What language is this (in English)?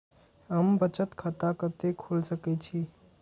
Maithili